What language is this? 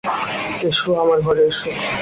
Bangla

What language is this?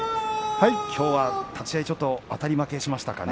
Japanese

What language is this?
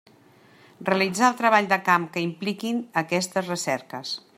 Catalan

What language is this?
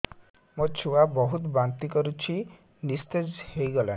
Odia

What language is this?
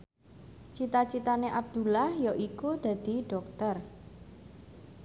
Javanese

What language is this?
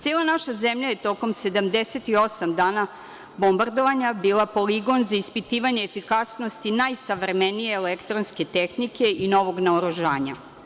Serbian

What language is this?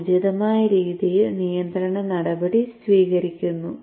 Malayalam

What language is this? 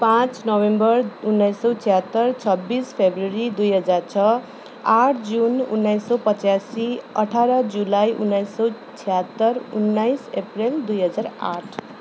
Nepali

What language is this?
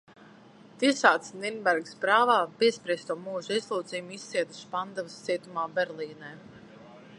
Latvian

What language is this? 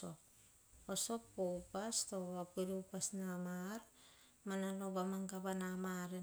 Hahon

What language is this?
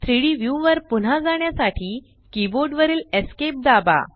Marathi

